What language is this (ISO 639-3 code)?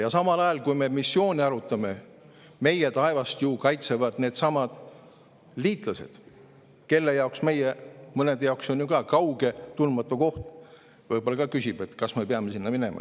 est